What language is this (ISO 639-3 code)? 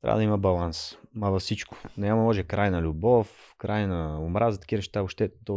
bul